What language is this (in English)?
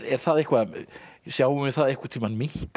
Icelandic